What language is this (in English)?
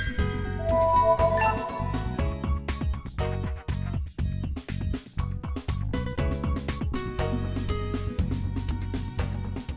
Vietnamese